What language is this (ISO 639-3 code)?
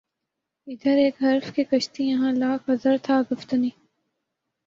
urd